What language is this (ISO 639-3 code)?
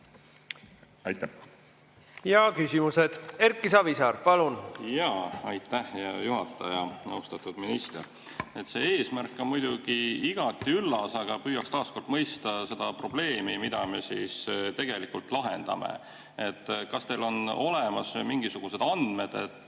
est